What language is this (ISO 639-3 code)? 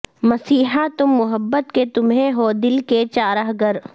urd